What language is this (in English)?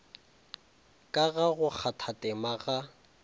Northern Sotho